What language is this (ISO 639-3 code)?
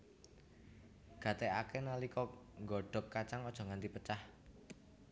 jav